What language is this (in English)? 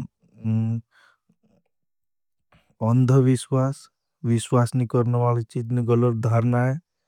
Bhili